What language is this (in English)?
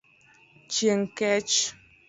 Luo (Kenya and Tanzania)